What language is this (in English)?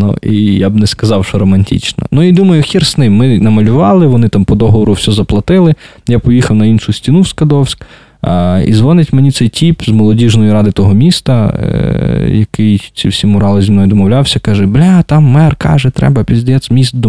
Ukrainian